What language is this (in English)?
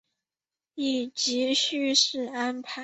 Chinese